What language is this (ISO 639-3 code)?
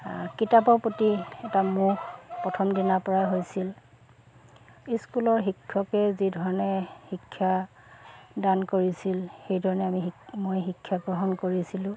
asm